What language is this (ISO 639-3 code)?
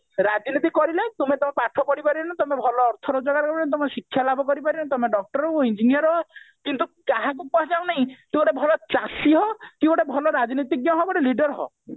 ori